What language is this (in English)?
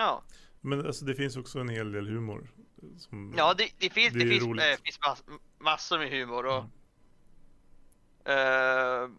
Swedish